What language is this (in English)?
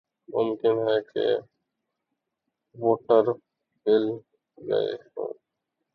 Urdu